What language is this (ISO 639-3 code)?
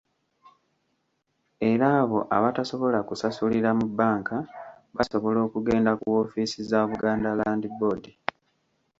lug